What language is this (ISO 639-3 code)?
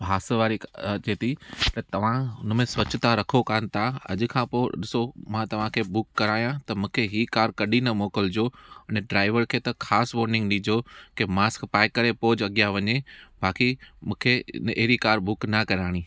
snd